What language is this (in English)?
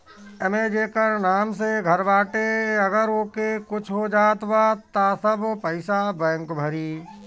Bhojpuri